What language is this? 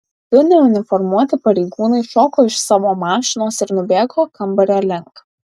Lithuanian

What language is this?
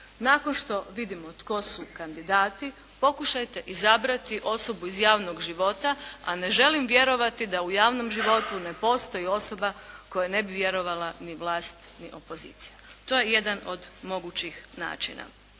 Croatian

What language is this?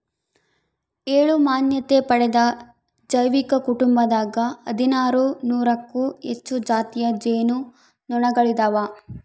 Kannada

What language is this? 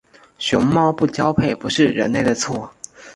Chinese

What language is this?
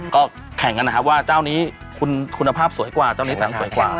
Thai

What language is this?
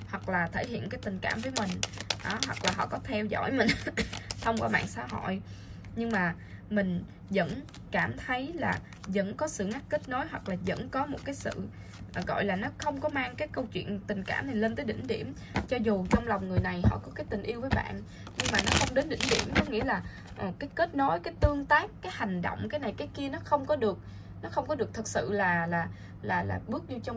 Vietnamese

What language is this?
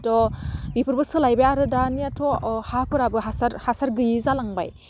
Bodo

